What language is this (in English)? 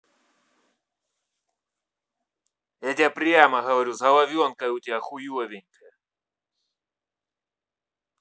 Russian